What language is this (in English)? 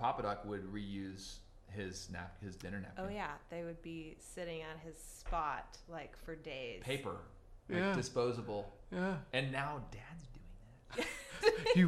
English